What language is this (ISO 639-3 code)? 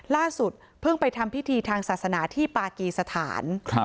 tha